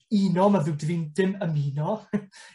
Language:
Welsh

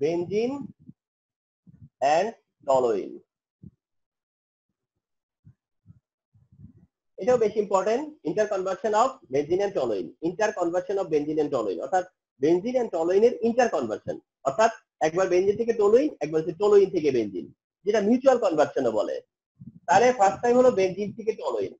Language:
Hindi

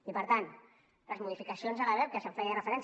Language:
Catalan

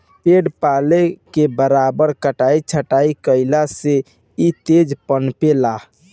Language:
Bhojpuri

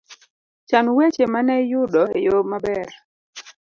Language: Luo (Kenya and Tanzania)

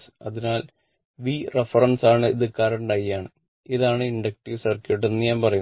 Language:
Malayalam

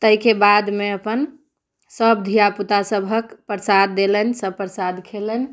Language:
Maithili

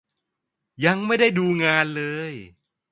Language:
Thai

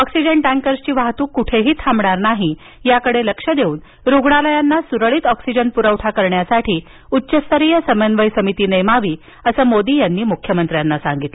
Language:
Marathi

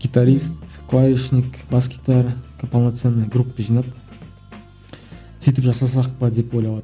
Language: Kazakh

